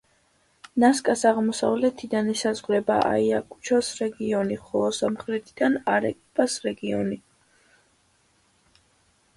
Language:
Georgian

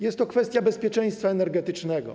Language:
Polish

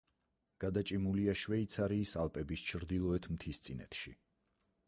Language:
Georgian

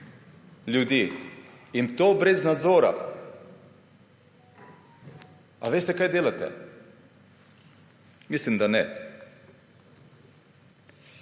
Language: Slovenian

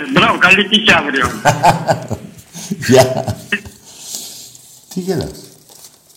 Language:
Greek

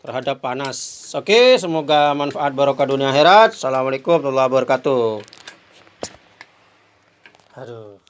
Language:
Indonesian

